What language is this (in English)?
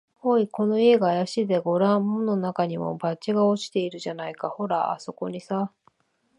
Japanese